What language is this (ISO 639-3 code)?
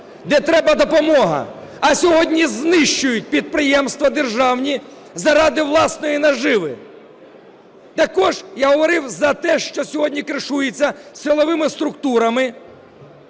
ukr